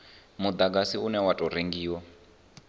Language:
Venda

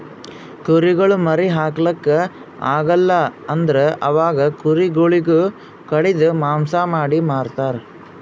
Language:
Kannada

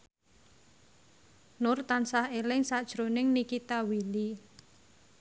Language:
Javanese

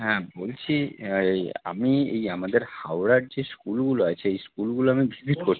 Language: Bangla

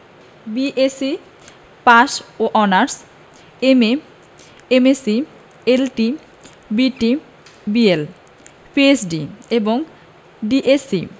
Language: Bangla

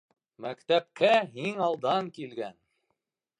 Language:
Bashkir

